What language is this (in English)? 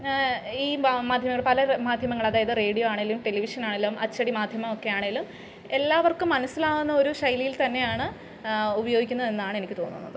Malayalam